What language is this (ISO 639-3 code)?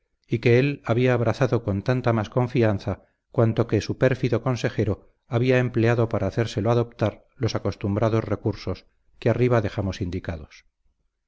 spa